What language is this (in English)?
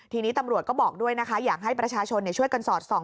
Thai